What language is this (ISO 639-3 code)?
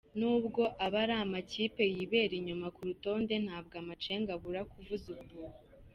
kin